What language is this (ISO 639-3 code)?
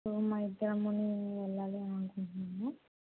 tel